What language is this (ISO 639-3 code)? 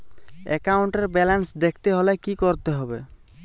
ben